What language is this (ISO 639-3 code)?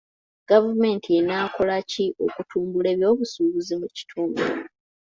lug